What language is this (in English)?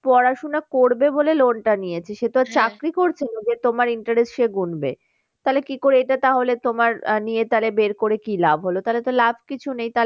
Bangla